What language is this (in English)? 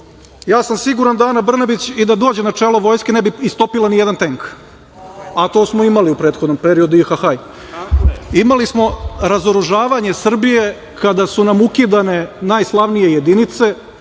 Serbian